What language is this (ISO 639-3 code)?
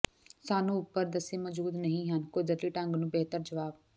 pan